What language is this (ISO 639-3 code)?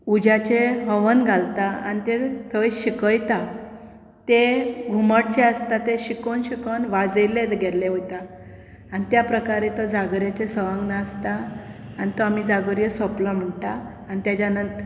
kok